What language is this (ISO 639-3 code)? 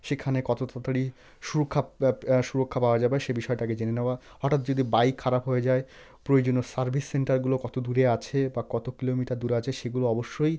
ben